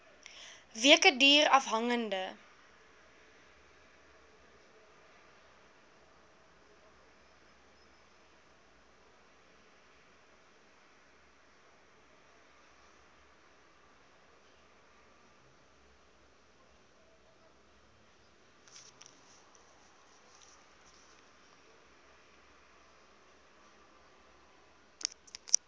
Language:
Afrikaans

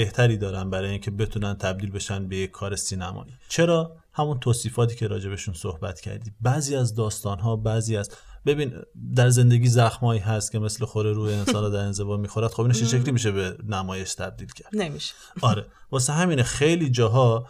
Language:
Persian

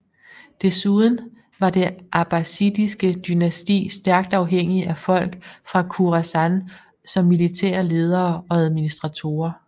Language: Danish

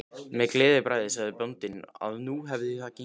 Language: Icelandic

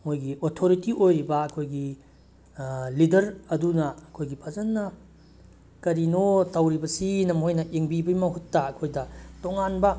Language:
Manipuri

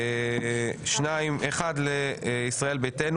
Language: Hebrew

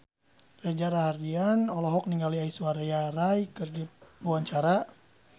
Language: Sundanese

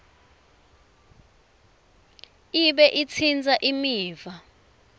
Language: Swati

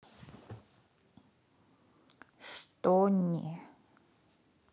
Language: Russian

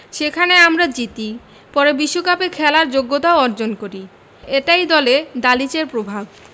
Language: Bangla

